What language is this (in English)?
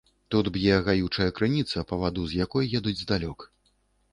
Belarusian